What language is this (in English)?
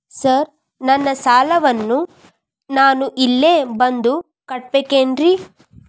Kannada